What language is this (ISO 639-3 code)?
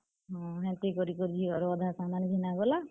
ori